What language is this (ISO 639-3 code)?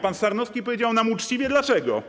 pol